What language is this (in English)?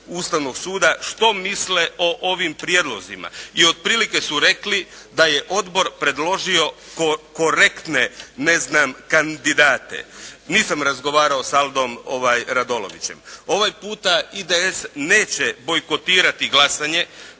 Croatian